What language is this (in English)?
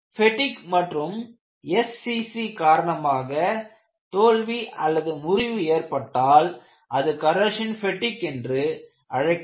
Tamil